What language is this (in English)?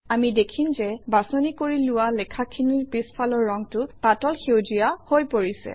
Assamese